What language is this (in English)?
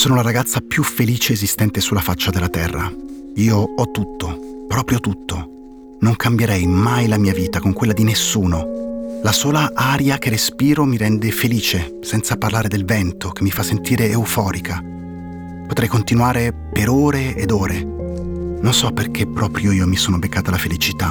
Italian